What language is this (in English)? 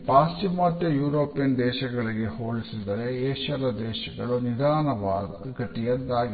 Kannada